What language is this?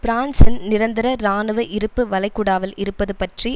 Tamil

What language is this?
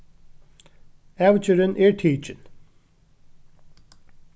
Faroese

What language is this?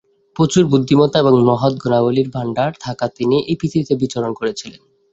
Bangla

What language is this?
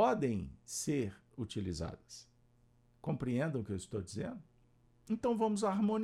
Portuguese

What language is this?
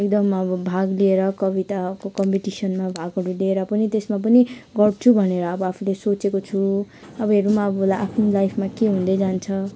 Nepali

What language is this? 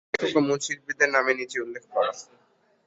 Bangla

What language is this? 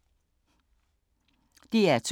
Danish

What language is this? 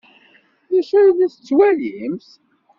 Kabyle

